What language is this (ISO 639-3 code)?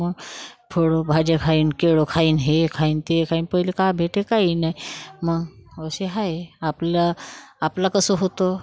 mar